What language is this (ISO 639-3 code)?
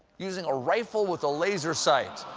eng